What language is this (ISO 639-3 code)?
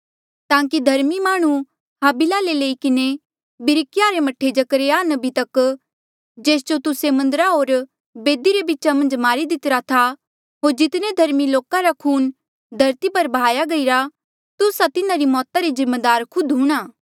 mjl